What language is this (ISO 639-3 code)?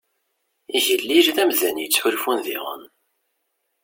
kab